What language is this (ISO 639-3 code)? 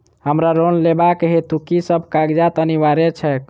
mai